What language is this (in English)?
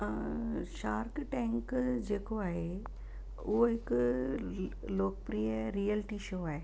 Sindhi